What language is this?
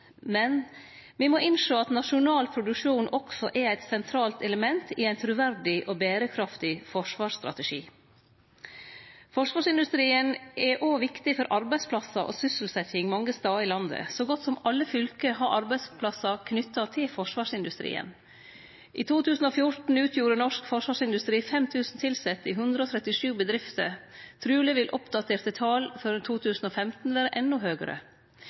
Norwegian Nynorsk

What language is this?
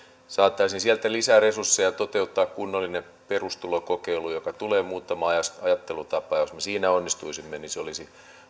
Finnish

